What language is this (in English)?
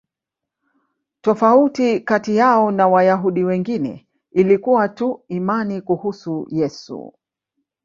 Swahili